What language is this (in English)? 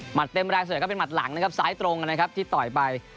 Thai